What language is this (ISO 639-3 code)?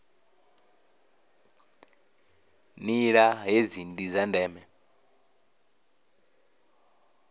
ven